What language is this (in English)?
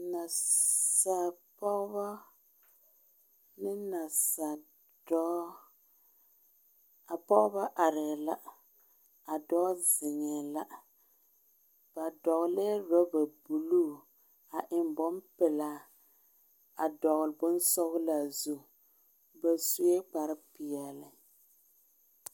Southern Dagaare